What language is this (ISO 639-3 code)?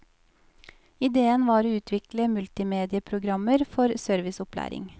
nor